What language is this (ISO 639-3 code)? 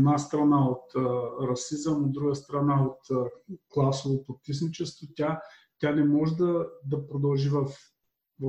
bul